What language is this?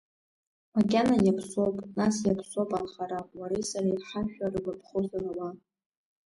Abkhazian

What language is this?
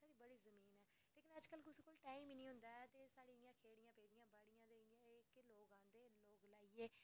Dogri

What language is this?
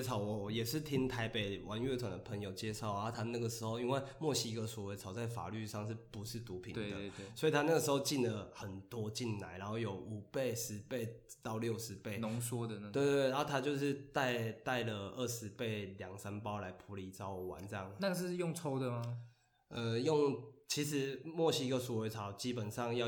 Chinese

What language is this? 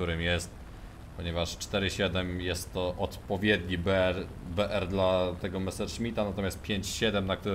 Polish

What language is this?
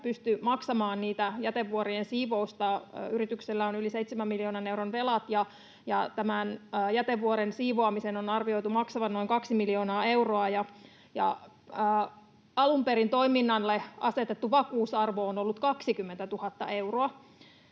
Finnish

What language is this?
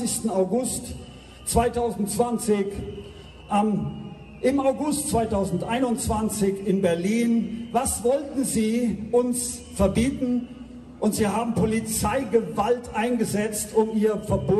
German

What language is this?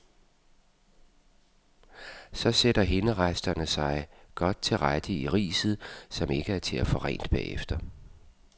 Danish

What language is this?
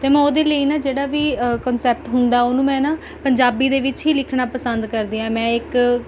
Punjabi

